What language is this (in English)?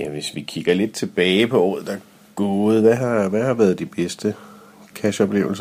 Danish